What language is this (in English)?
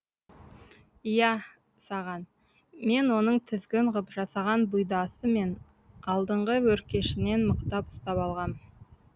Kazakh